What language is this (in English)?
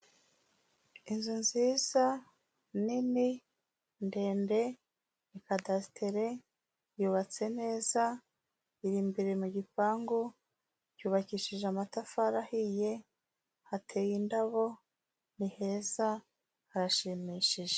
Kinyarwanda